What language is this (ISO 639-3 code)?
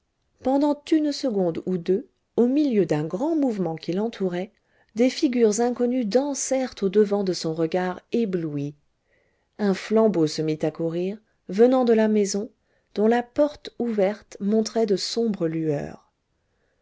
fra